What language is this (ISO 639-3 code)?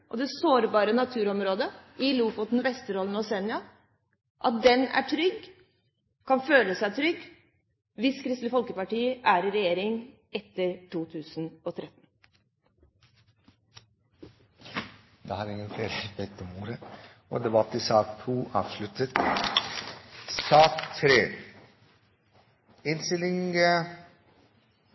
nob